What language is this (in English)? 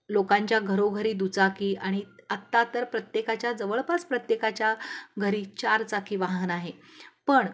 Marathi